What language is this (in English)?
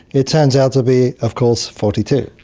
English